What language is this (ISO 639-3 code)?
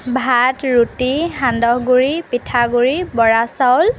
asm